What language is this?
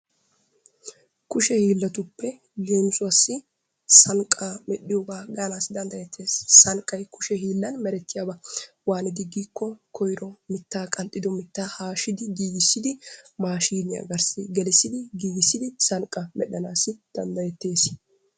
Wolaytta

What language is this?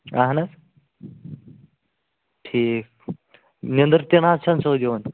Kashmiri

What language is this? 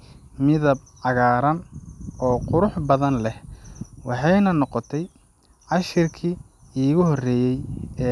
Somali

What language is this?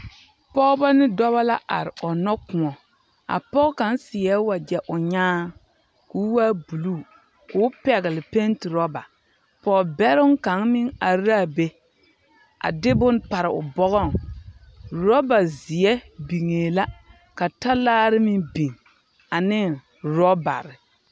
Southern Dagaare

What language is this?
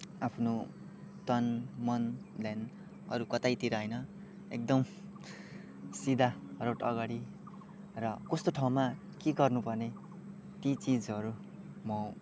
Nepali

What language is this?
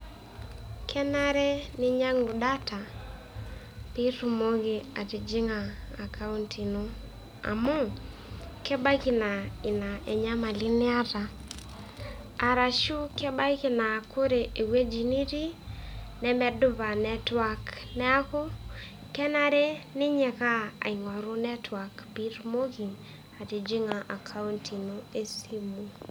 Masai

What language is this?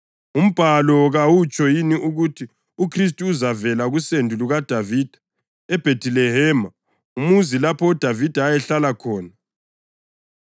North Ndebele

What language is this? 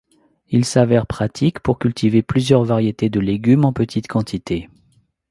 French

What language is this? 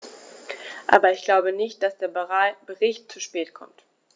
German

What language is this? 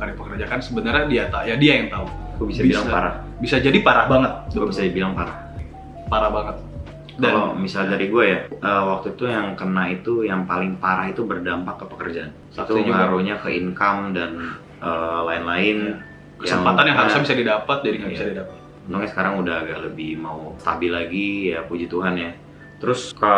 Indonesian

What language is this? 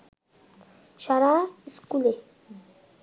Bangla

